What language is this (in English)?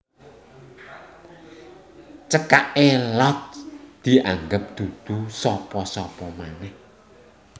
Javanese